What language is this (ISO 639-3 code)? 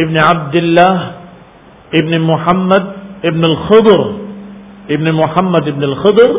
ind